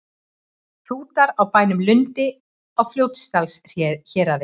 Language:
Icelandic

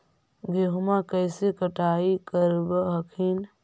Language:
Magahi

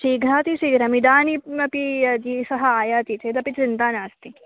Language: Sanskrit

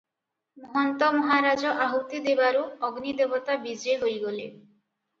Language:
Odia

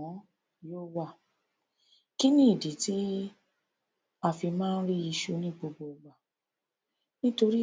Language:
Yoruba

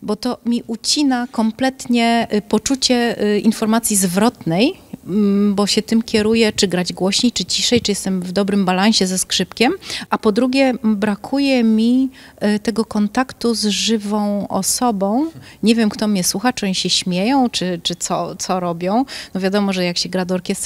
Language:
Polish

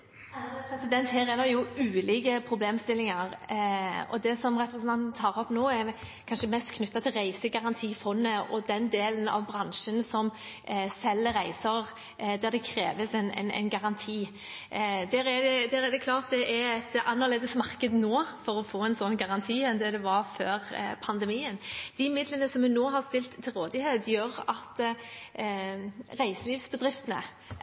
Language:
Norwegian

